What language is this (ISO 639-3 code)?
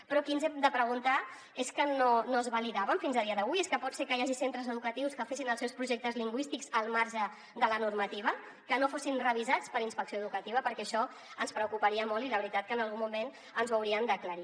cat